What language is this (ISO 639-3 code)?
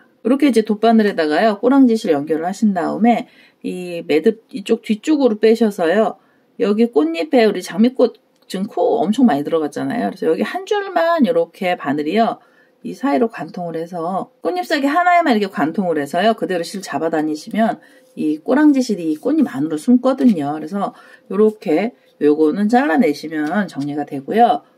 kor